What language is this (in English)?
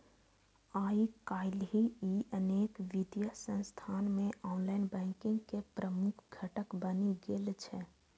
Maithili